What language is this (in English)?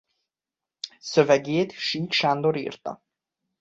Hungarian